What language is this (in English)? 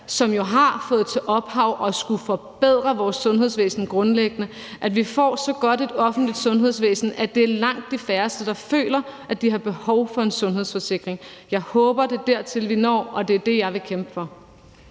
Danish